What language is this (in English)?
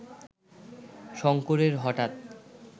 Bangla